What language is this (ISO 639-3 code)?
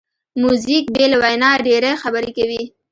pus